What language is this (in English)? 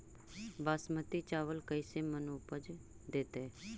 Magahi